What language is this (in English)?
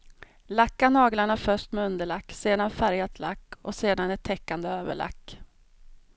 Swedish